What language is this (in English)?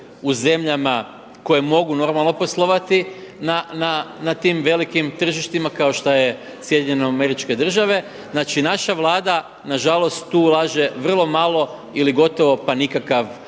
Croatian